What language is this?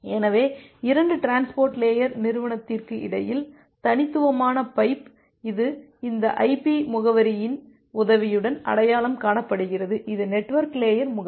Tamil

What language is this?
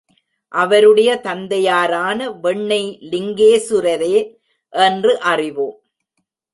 Tamil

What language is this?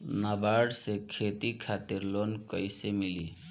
Bhojpuri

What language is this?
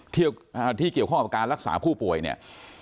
Thai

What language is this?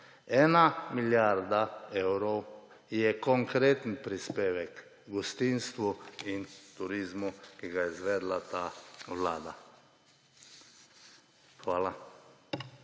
Slovenian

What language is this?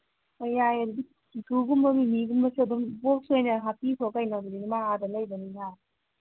Manipuri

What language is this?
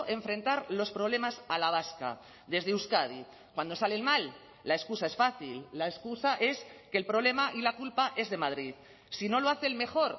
Spanish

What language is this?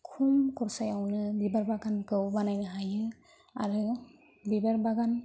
Bodo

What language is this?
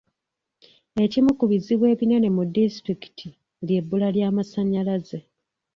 Ganda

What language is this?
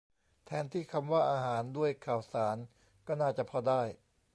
Thai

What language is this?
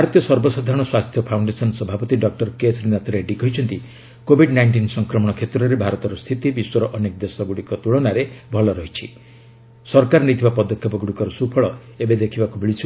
Odia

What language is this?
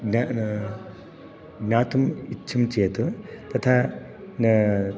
Sanskrit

